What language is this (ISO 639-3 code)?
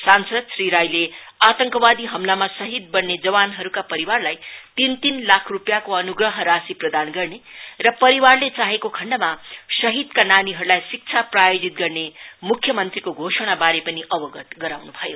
nep